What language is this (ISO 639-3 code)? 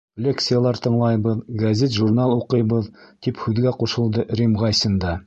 bak